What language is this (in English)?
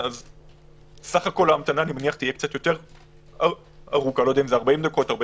Hebrew